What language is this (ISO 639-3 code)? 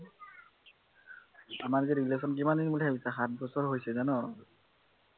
asm